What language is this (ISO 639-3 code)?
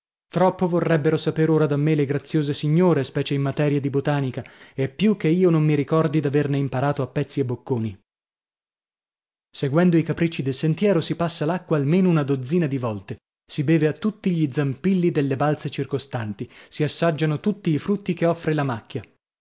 ita